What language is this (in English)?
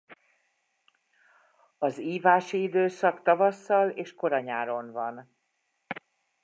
Hungarian